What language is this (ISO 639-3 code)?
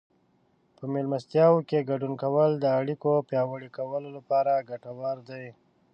pus